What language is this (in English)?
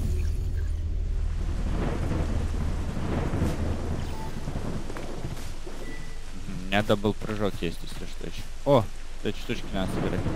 Russian